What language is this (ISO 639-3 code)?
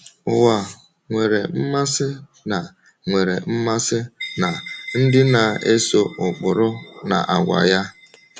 ibo